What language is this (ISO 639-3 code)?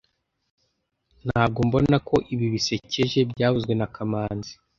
kin